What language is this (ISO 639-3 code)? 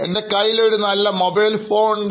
mal